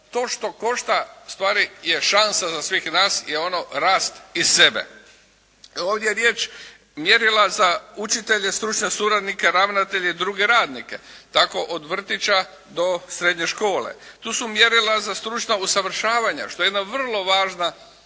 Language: Croatian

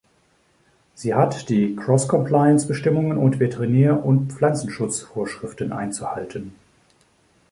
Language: German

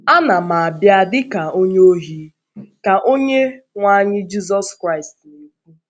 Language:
Igbo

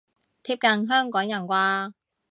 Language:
Cantonese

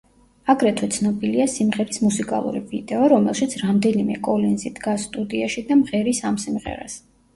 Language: Georgian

